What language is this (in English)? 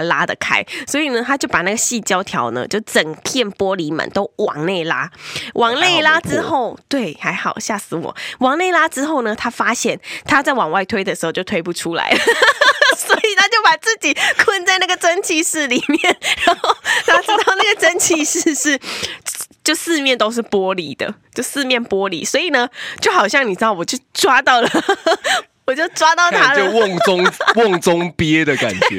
Chinese